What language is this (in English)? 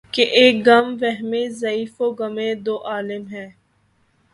Urdu